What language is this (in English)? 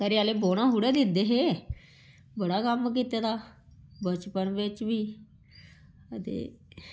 Dogri